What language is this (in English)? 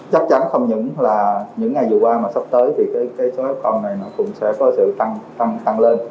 Vietnamese